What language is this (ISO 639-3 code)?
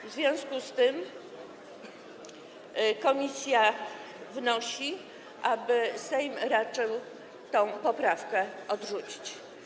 pol